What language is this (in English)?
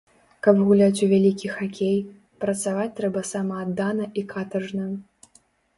Belarusian